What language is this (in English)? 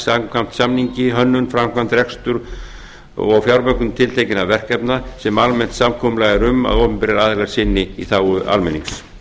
Icelandic